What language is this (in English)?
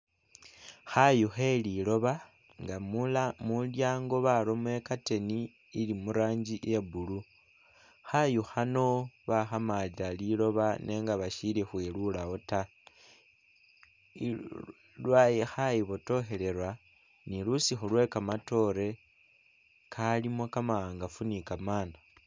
Masaaba